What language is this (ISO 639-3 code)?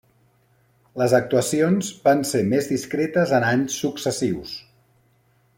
cat